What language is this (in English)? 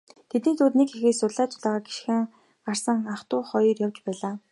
Mongolian